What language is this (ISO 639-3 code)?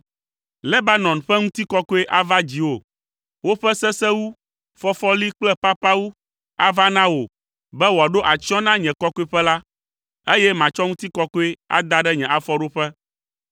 ewe